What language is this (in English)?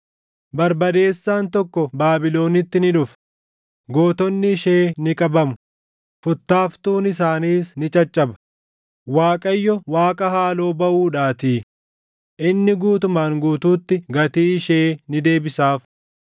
Oromo